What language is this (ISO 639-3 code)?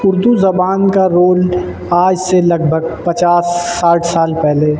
urd